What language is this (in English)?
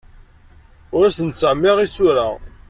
Kabyle